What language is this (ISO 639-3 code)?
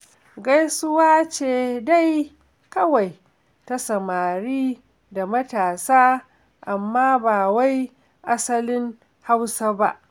hau